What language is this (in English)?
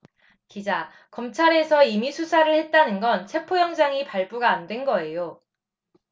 Korean